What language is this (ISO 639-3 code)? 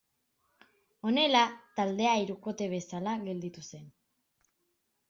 eus